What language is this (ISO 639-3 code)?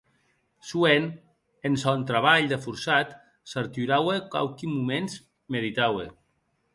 oci